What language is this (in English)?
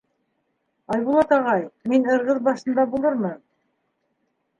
Bashkir